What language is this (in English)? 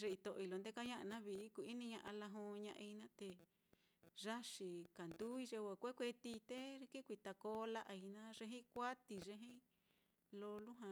Mitlatongo Mixtec